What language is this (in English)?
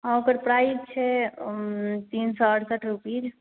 Maithili